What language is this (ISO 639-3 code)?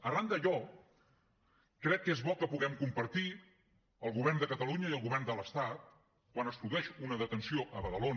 cat